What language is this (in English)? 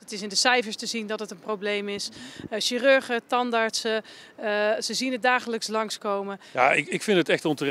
Dutch